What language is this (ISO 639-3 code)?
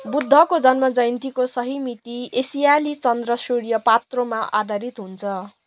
nep